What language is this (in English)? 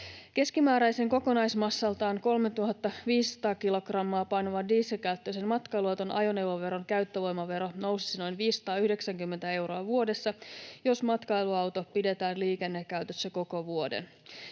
Finnish